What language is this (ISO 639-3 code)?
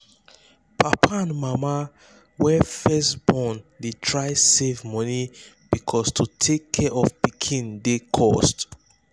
pcm